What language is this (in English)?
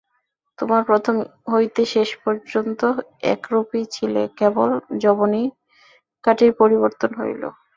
Bangla